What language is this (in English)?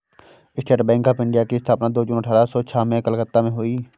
Hindi